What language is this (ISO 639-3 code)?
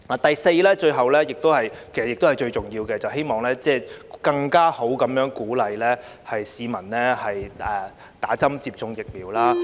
yue